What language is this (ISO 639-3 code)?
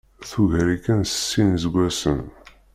kab